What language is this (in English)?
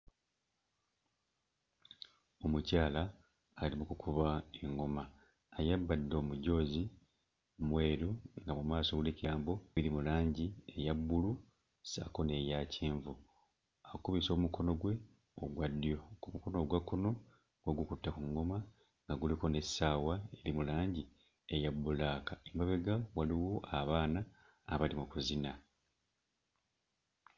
Ganda